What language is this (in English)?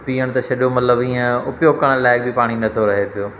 Sindhi